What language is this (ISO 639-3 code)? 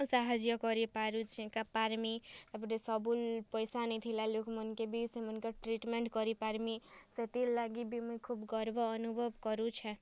ori